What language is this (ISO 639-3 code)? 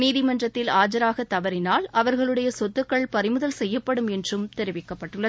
tam